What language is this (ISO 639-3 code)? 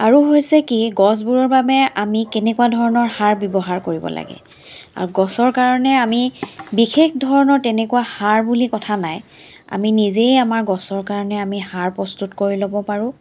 asm